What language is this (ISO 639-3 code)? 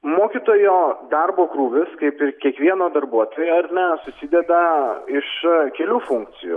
lit